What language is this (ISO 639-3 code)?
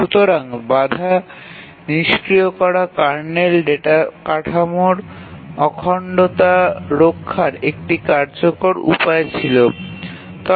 ben